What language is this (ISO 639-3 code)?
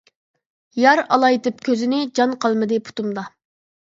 uig